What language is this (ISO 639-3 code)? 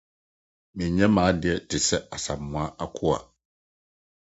aka